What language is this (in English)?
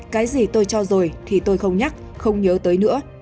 Vietnamese